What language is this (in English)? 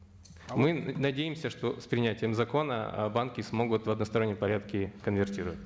Kazakh